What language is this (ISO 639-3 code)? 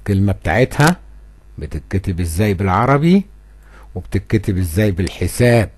ara